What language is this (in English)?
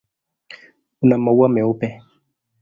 Swahili